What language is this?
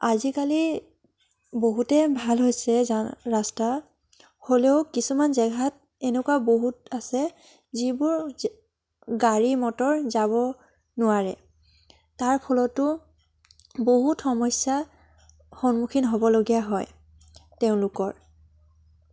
Assamese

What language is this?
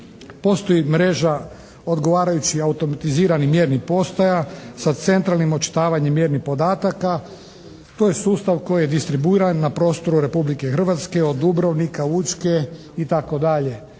Croatian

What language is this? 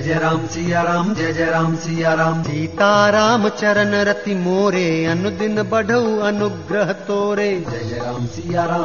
Hindi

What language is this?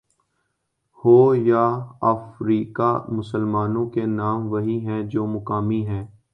Urdu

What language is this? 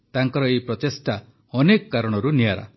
Odia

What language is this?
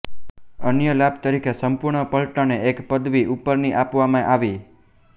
Gujarati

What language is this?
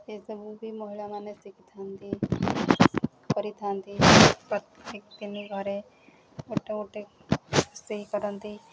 Odia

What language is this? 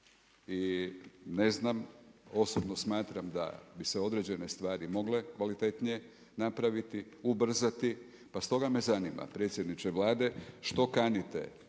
Croatian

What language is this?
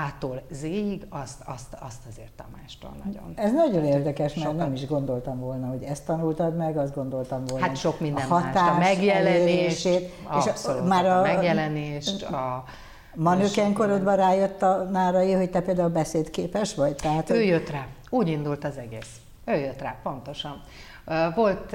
Hungarian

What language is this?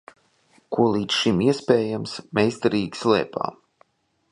Latvian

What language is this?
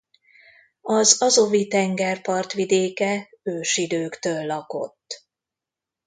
Hungarian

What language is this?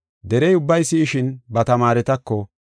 Gofa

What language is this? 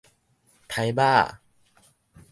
Min Nan Chinese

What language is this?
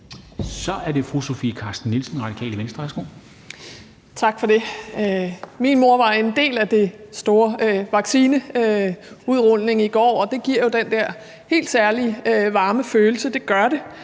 Danish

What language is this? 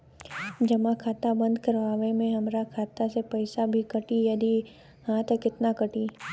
Bhojpuri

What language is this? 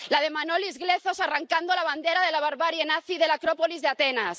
Spanish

